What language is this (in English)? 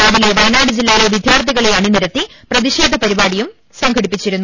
Malayalam